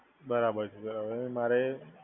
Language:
Gujarati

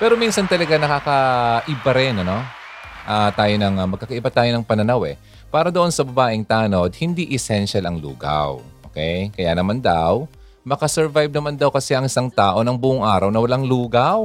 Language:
Filipino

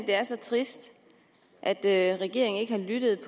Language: Danish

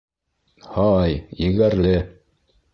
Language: Bashkir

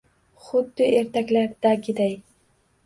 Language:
Uzbek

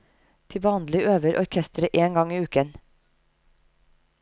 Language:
Norwegian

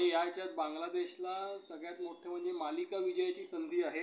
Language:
Marathi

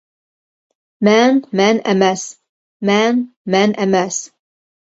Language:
Uyghur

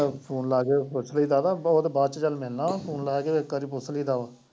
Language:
Punjabi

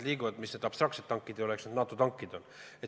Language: Estonian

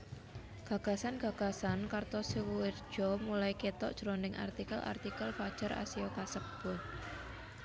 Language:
Javanese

